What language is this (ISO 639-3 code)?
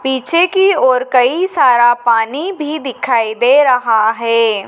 hin